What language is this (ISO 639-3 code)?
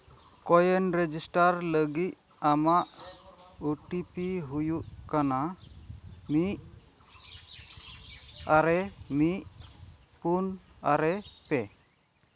sat